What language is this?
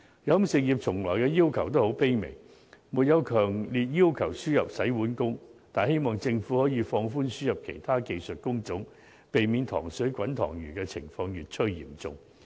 Cantonese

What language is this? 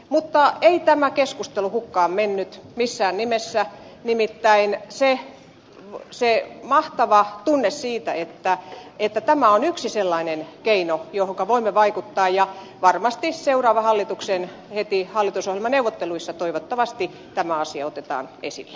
Finnish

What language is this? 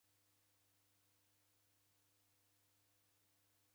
Taita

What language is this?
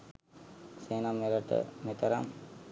Sinhala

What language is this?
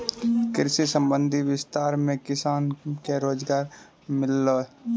Maithili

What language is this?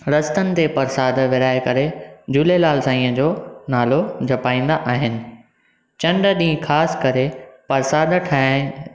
Sindhi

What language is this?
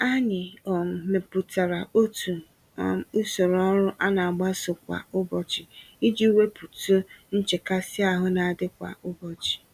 Igbo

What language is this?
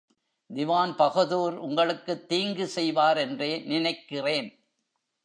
Tamil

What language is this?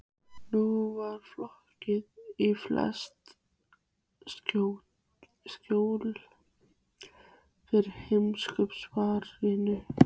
Icelandic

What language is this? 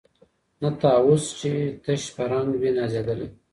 Pashto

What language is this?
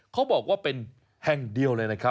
Thai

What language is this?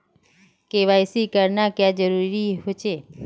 Magahi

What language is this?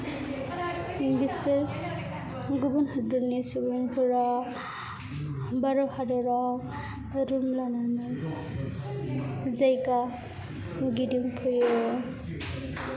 Bodo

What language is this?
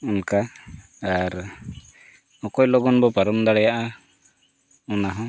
Santali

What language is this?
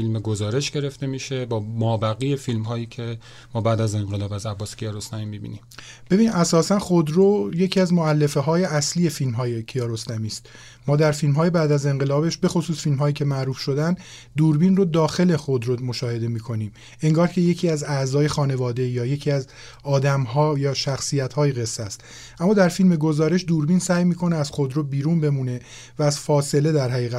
Persian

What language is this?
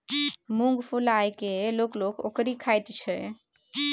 Maithili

